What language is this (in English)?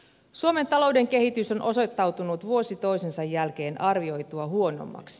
Finnish